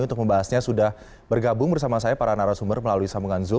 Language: Indonesian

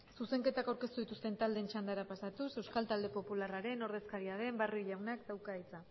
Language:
Basque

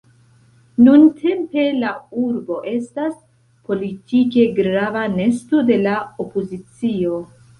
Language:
Esperanto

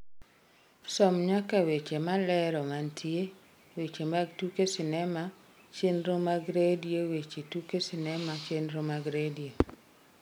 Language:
Luo (Kenya and Tanzania)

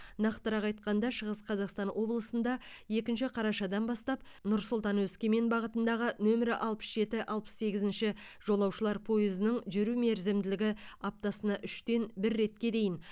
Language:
Kazakh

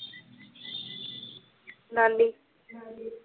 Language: Punjabi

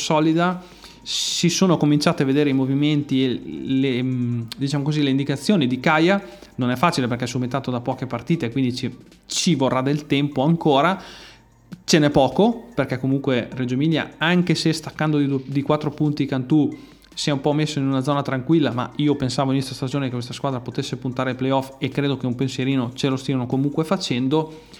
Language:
Italian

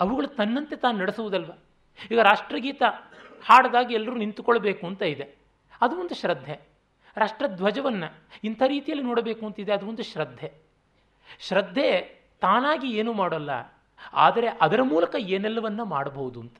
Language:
Kannada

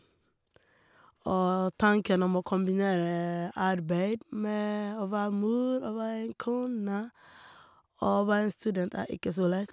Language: Norwegian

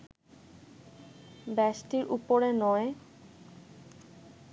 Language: Bangla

